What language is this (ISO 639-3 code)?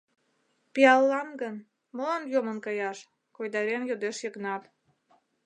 chm